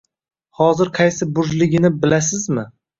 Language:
Uzbek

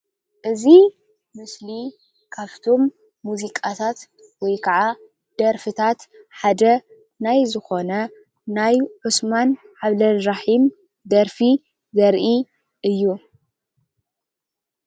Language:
Tigrinya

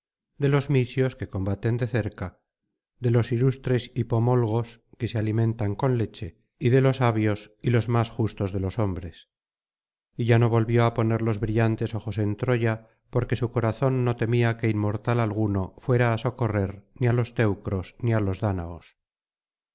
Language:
Spanish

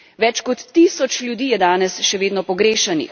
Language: Slovenian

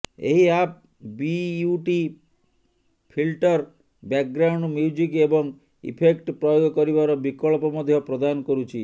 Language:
Odia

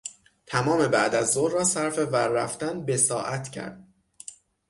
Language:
Persian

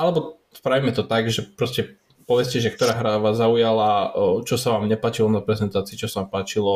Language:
Slovak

